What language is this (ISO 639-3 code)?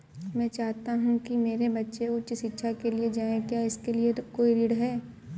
hin